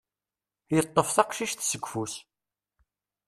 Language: Kabyle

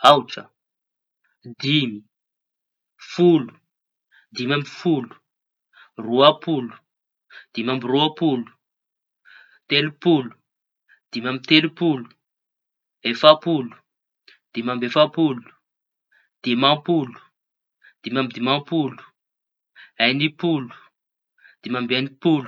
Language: Tanosy Malagasy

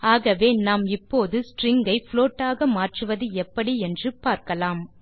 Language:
Tamil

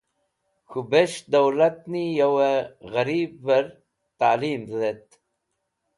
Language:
Wakhi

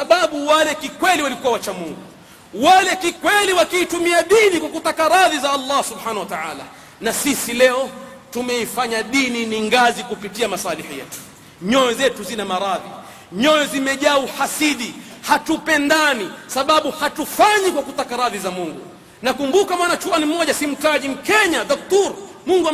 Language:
Swahili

